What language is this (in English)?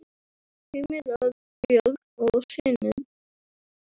Icelandic